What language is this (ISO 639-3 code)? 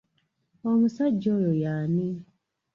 lug